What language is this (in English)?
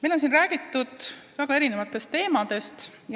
Estonian